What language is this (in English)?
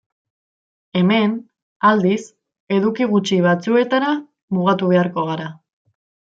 Basque